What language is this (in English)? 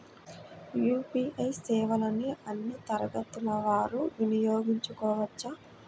Telugu